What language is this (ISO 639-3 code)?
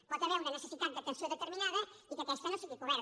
cat